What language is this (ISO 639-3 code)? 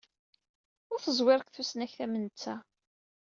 kab